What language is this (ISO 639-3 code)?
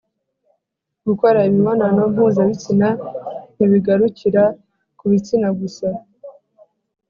kin